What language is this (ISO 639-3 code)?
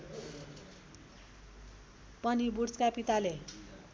nep